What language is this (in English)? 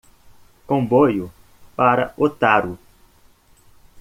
Portuguese